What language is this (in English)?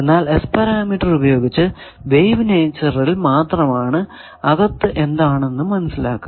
Malayalam